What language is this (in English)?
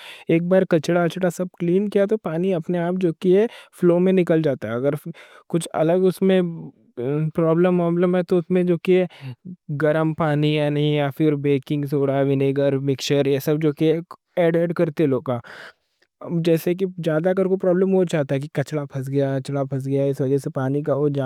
Deccan